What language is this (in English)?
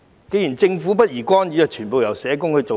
Cantonese